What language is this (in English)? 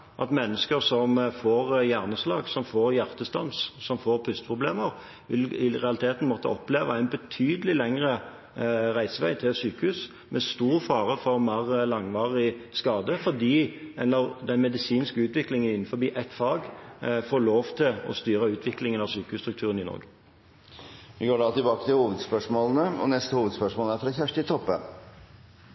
Norwegian